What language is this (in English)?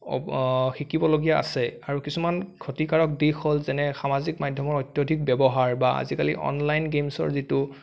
Assamese